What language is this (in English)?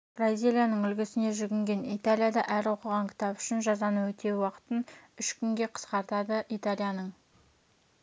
Kazakh